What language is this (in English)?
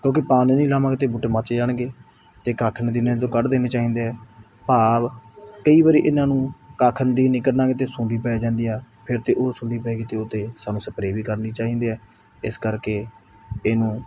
Punjabi